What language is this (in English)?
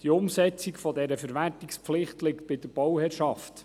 Swiss German